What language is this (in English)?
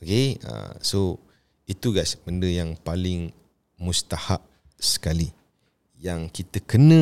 Malay